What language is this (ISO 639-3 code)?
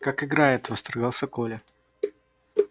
rus